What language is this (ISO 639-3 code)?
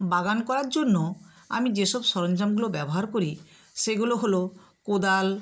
ben